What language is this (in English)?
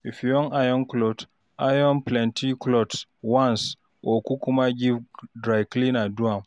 Nigerian Pidgin